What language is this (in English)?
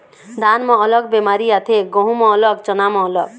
Chhattisgarhi